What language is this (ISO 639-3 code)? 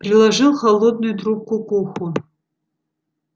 rus